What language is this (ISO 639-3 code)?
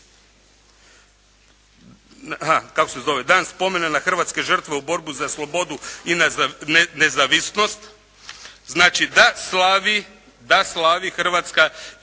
hrv